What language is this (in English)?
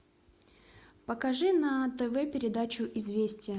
Russian